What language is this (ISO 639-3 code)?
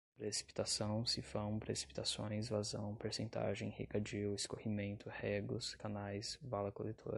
por